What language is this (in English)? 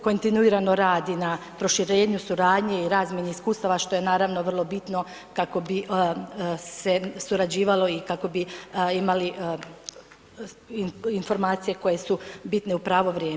Croatian